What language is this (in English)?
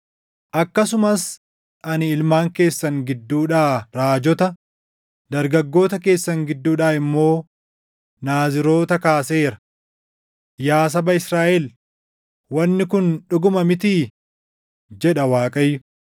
Oromo